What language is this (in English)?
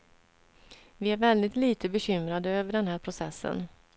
Swedish